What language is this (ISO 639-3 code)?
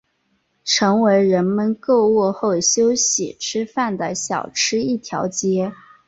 zho